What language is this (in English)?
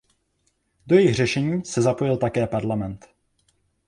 Czech